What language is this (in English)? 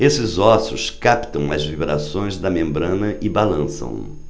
Portuguese